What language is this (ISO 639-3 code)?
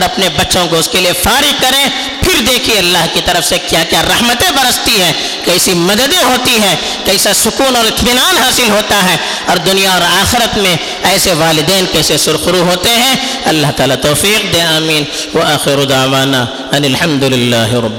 urd